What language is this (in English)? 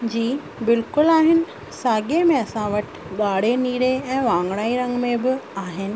Sindhi